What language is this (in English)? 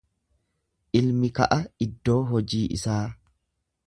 Oromo